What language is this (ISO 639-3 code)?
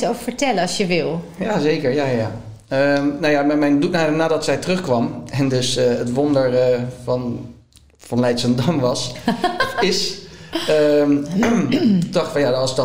nld